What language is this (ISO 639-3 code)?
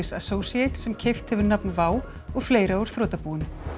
isl